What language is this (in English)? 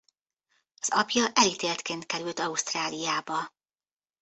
Hungarian